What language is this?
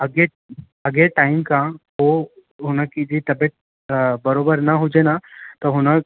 Sindhi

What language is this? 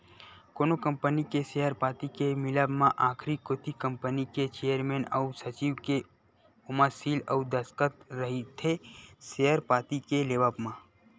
Chhattisgarhi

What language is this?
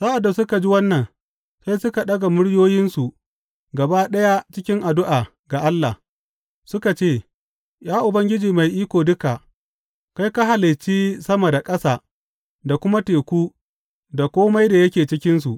Hausa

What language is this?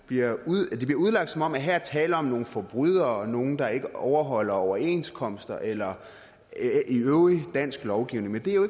Danish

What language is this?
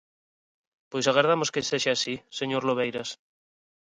Galician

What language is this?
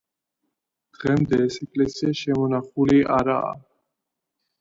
Georgian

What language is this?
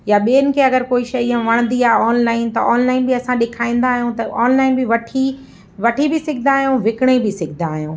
Sindhi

